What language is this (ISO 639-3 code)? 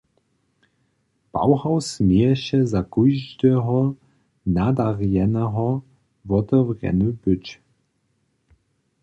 hsb